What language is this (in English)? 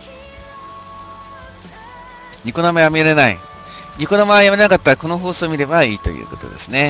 Japanese